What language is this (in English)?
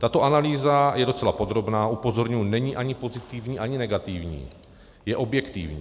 Czech